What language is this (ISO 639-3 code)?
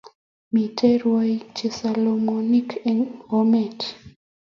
kln